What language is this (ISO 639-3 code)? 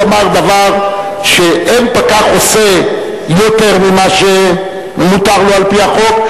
heb